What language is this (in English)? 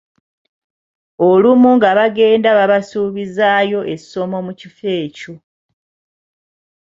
Ganda